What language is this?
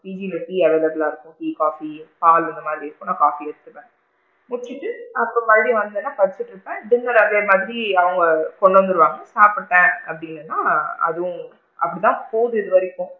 Tamil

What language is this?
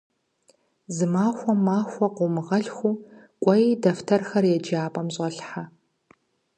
Kabardian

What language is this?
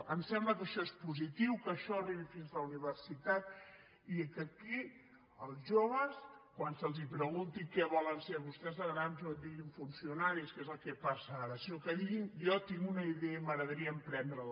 Catalan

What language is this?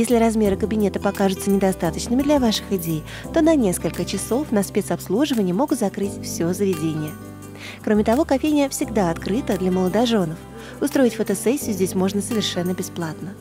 Russian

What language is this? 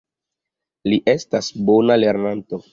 Esperanto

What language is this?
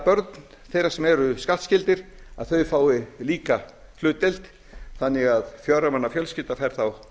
Icelandic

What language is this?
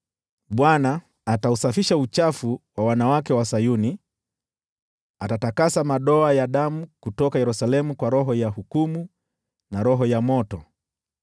Swahili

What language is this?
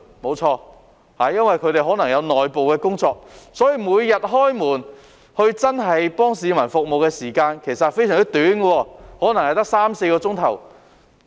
Cantonese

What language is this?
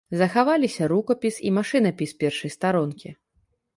Belarusian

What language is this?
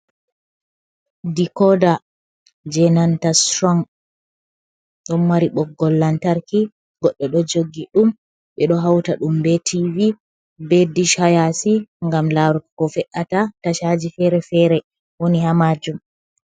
Fula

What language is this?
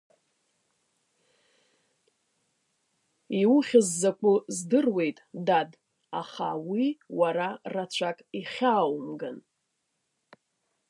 Abkhazian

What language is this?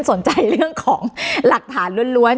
Thai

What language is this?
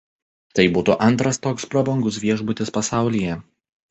Lithuanian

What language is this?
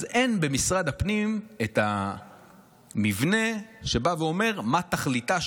Hebrew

